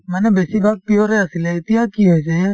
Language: Assamese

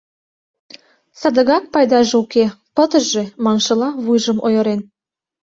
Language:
Mari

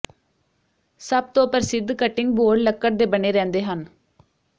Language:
Punjabi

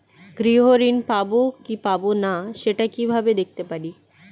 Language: Bangla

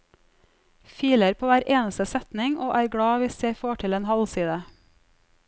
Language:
Norwegian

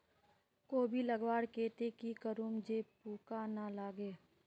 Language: Magahi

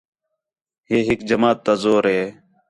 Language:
Khetrani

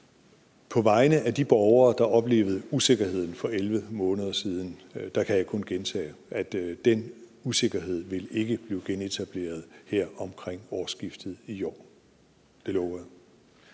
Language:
Danish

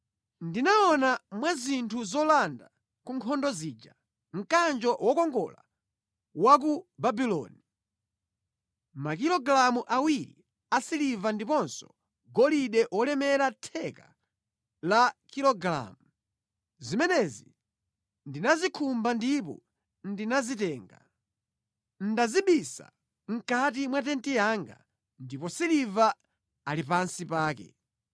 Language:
Nyanja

